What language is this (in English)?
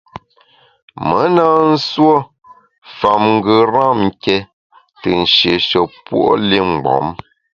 Bamun